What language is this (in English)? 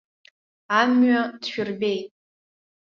Abkhazian